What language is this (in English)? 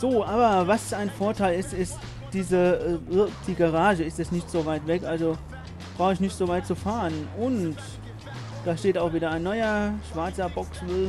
German